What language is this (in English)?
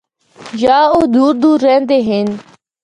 Northern Hindko